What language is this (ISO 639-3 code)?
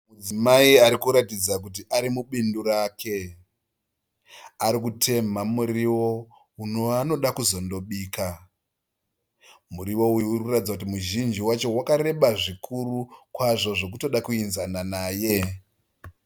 sna